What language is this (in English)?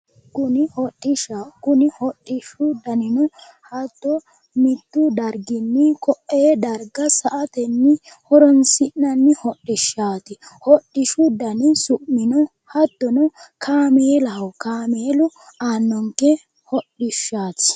Sidamo